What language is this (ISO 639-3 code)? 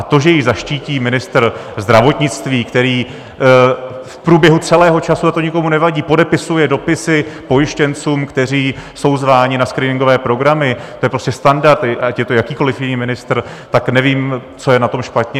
ces